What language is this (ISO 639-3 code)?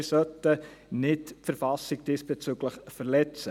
gsw